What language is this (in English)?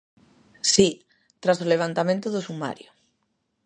Galician